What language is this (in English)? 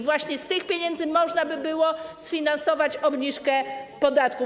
Polish